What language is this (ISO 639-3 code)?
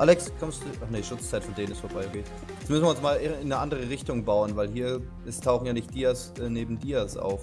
deu